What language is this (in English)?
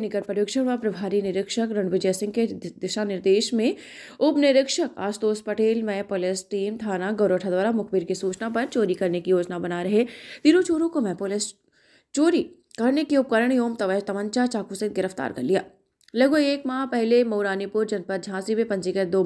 Hindi